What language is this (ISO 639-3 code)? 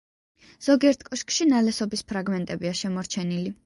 kat